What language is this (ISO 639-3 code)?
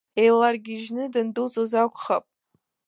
abk